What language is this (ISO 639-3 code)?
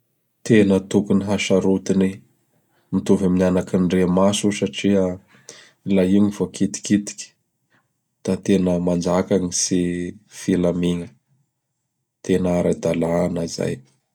bhr